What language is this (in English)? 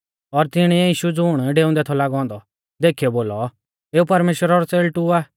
Mahasu Pahari